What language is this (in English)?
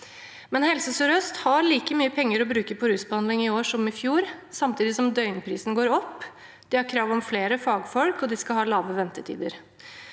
Norwegian